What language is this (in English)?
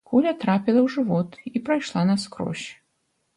Belarusian